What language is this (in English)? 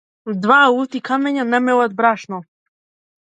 Macedonian